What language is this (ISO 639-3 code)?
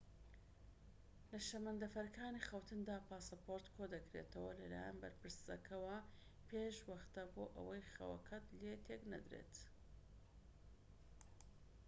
ckb